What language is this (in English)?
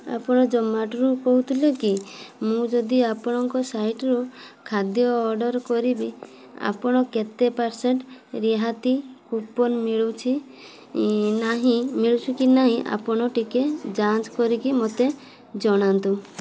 Odia